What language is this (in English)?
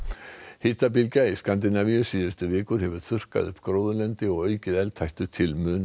Icelandic